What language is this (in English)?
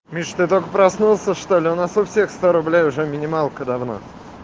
Russian